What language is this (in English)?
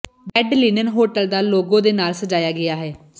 Punjabi